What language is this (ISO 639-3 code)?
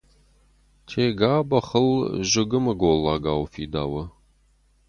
oss